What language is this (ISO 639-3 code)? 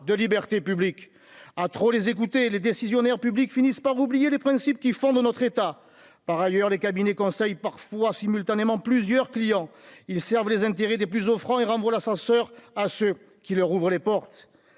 fra